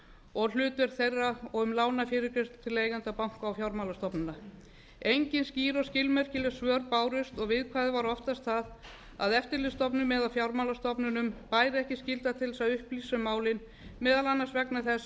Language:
Icelandic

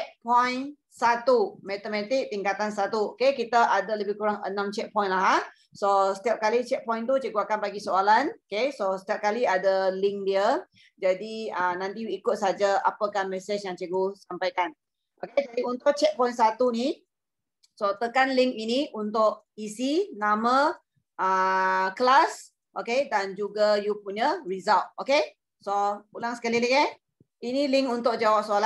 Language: Malay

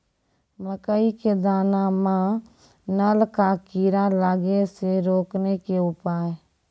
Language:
Maithili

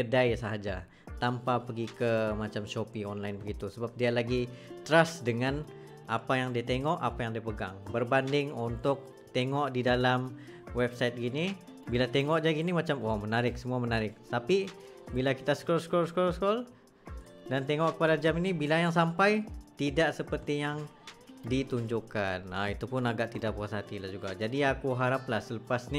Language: Malay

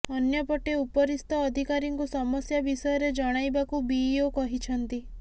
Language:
Odia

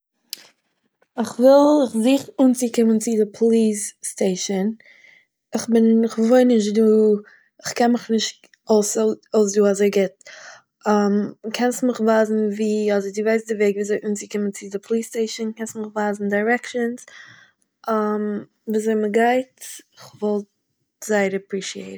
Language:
Yiddish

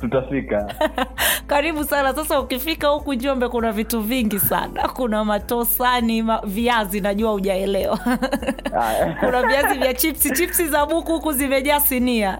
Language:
Swahili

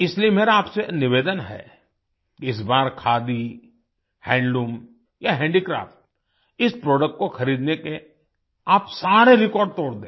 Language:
Hindi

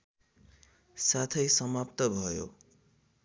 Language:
Nepali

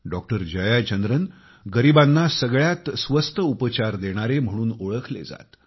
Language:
Marathi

